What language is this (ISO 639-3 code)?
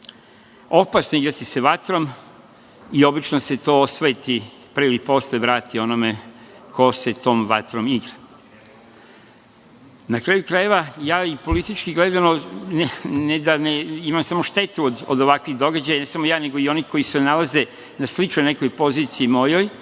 srp